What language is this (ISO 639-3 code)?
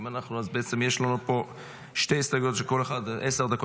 heb